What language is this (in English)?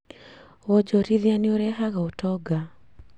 Kikuyu